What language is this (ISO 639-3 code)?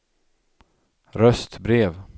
swe